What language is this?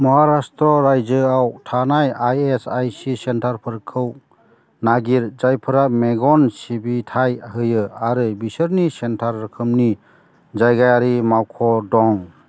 Bodo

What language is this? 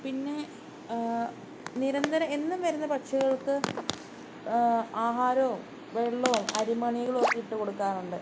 Malayalam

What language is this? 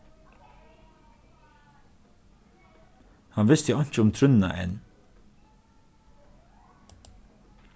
Faroese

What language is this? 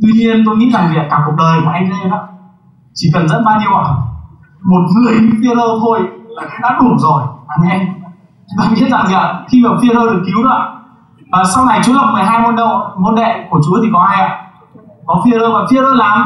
Vietnamese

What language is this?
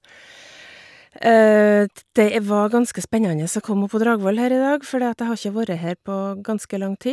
Norwegian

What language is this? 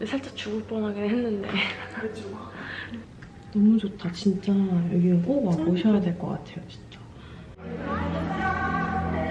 Korean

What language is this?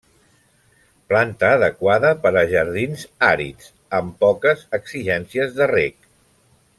Catalan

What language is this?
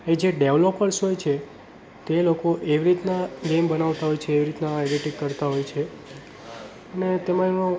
Gujarati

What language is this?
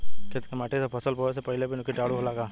Bhojpuri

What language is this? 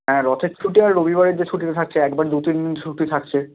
Bangla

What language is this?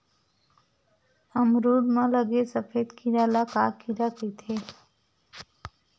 Chhattisgarhi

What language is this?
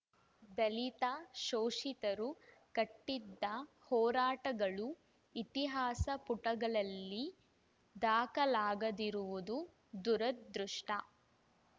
Kannada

